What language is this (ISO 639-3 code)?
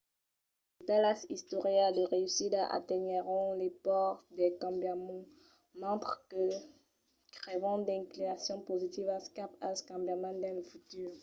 oci